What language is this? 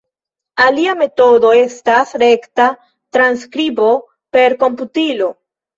Esperanto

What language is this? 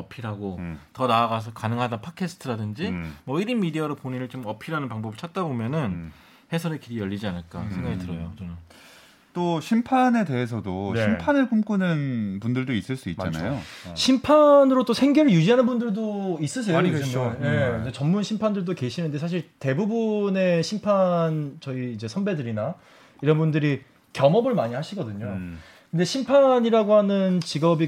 Korean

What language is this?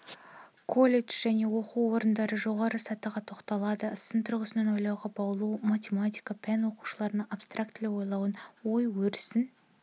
Kazakh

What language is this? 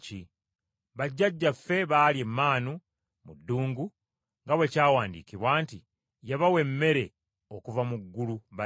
Ganda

